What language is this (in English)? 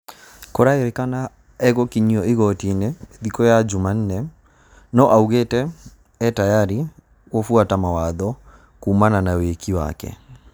Kikuyu